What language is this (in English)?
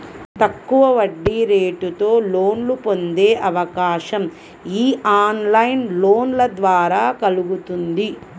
Telugu